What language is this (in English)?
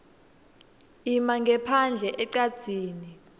Swati